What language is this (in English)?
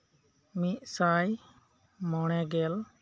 Santali